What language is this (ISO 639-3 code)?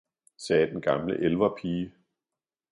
dan